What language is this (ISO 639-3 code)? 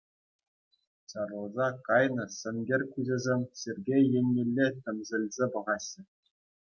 chv